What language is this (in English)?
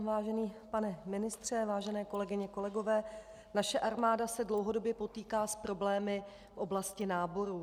Czech